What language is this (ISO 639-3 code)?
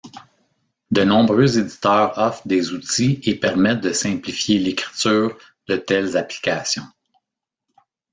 fra